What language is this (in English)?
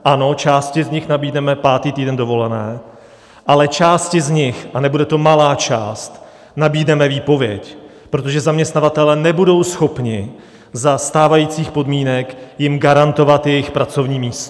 Czech